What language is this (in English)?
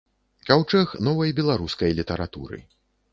Belarusian